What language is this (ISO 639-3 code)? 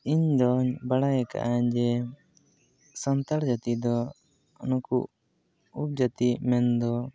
sat